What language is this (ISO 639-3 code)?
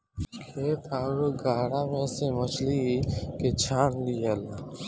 bho